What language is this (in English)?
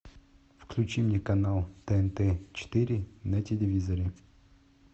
Russian